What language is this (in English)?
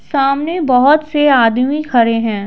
Hindi